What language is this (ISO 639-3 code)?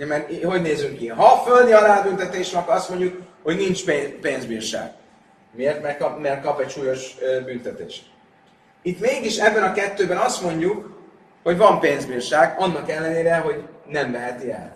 hun